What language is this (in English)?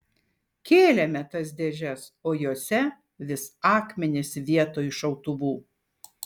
Lithuanian